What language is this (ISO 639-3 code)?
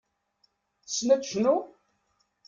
kab